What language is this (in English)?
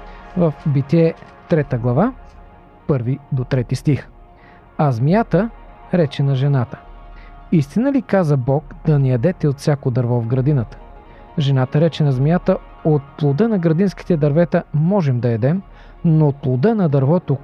Bulgarian